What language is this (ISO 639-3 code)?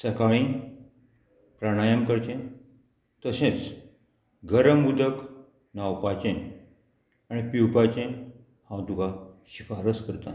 kok